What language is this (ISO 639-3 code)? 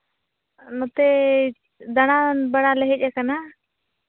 sat